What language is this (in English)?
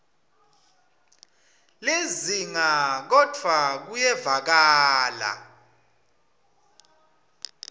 Swati